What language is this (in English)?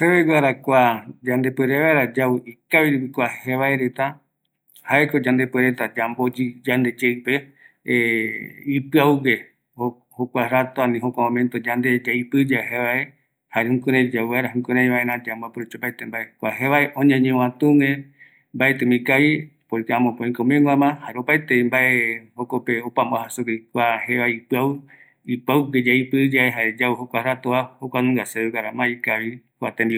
Eastern Bolivian Guaraní